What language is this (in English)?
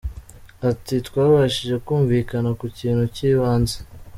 Kinyarwanda